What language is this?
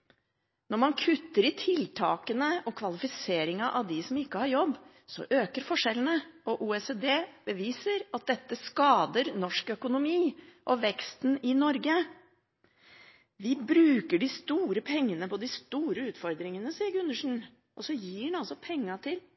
Norwegian Bokmål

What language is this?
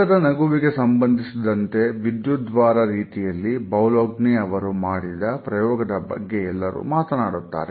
Kannada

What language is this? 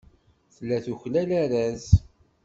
Kabyle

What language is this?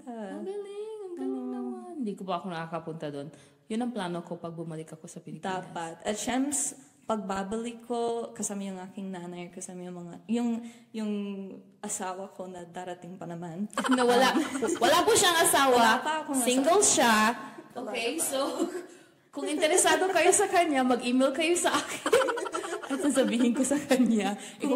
Filipino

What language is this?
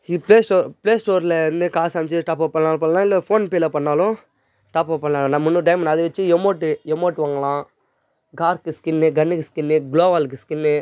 Tamil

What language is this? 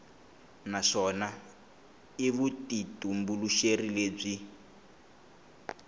Tsonga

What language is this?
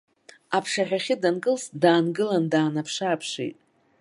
Abkhazian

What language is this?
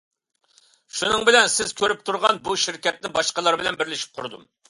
Uyghur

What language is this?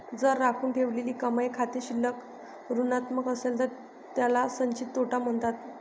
Marathi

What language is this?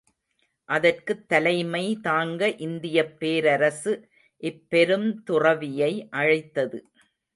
Tamil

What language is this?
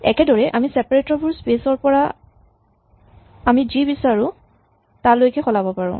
Assamese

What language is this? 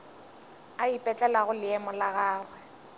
Northern Sotho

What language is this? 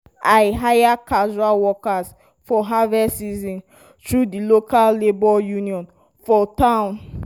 Nigerian Pidgin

